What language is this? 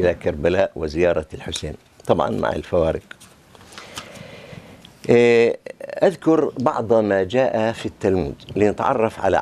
Arabic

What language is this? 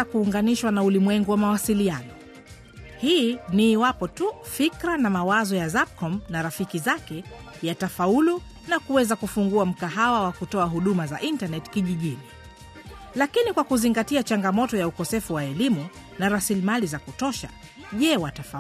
Swahili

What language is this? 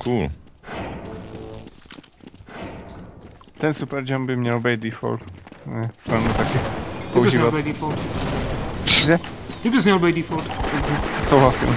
Czech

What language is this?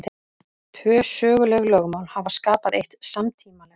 Icelandic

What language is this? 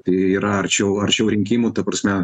Lithuanian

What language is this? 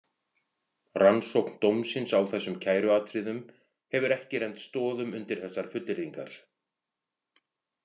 Icelandic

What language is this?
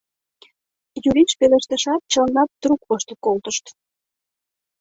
Mari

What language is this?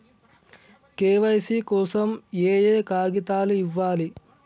Telugu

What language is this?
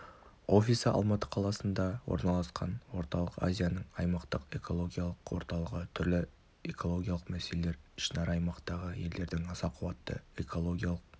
Kazakh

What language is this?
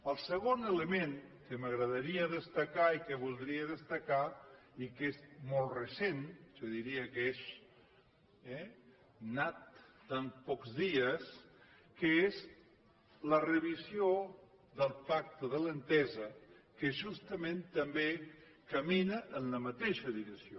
Catalan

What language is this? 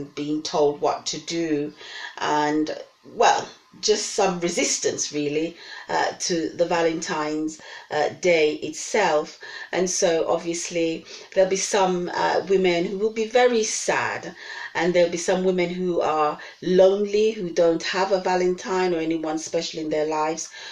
English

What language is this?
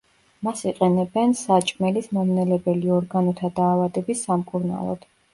Georgian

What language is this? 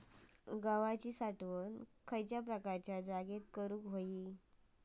Marathi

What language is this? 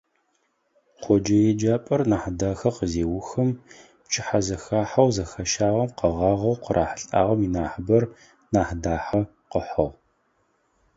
Adyghe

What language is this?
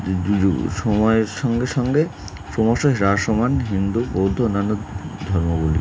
Bangla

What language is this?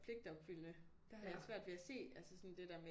Danish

